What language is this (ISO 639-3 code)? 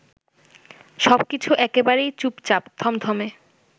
ben